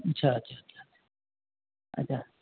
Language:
Maithili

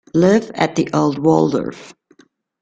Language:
Italian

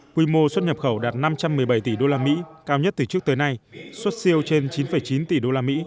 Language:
Vietnamese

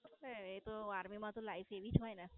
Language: Gujarati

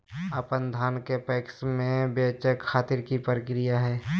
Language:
Magahi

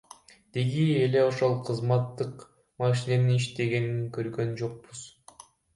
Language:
Kyrgyz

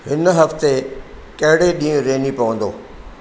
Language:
Sindhi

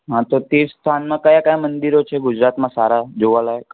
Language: Gujarati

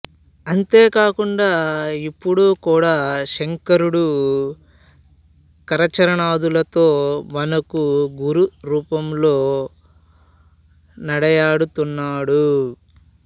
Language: Telugu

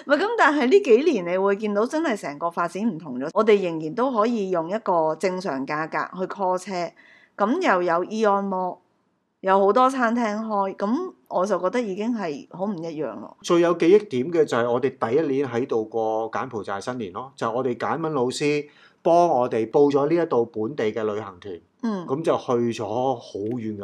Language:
Chinese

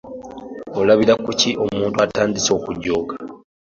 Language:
Ganda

